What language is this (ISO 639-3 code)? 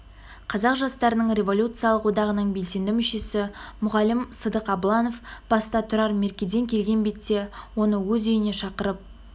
kaz